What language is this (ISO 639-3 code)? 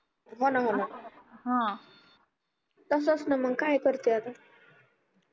mar